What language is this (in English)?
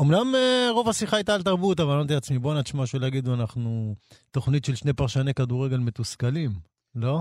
Hebrew